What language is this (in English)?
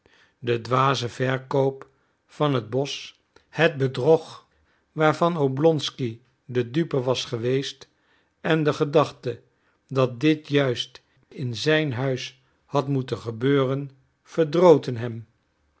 Dutch